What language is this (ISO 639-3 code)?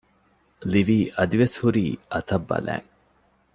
div